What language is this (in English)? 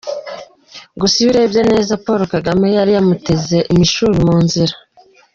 Kinyarwanda